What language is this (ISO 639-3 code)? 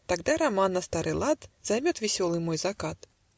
rus